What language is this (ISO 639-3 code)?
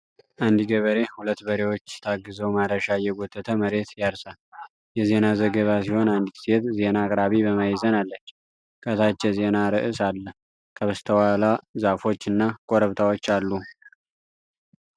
amh